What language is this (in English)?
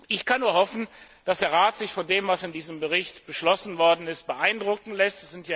German